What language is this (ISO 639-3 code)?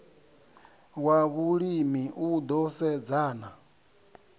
ven